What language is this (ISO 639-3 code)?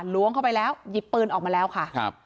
tha